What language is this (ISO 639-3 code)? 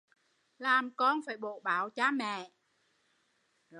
vie